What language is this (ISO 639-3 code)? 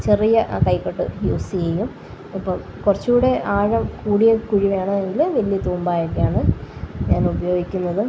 mal